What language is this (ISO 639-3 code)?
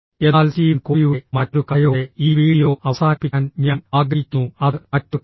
mal